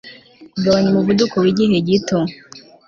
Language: Kinyarwanda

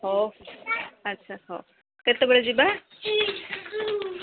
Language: Odia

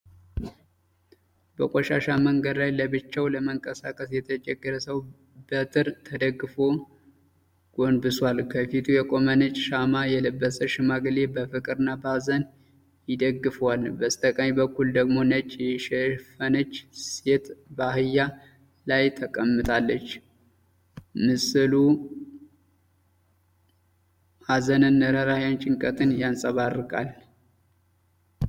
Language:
Amharic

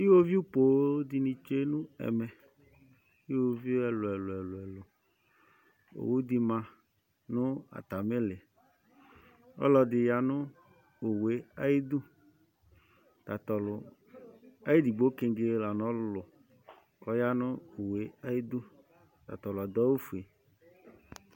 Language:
Ikposo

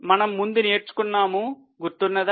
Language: Telugu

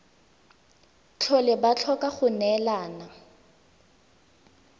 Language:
Tswana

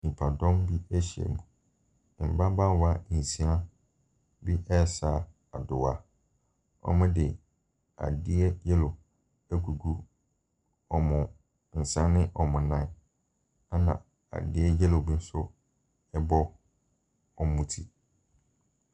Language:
Akan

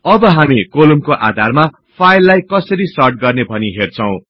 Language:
Nepali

